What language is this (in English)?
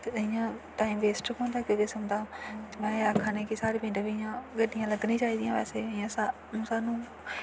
Dogri